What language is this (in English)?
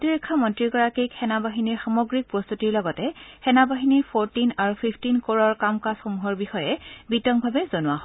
Assamese